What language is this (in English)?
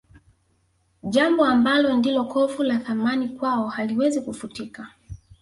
Swahili